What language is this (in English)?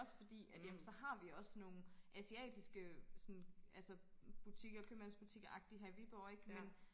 Danish